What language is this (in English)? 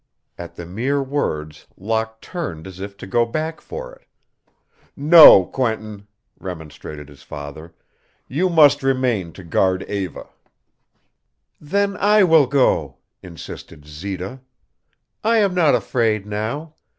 English